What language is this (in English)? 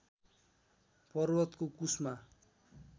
Nepali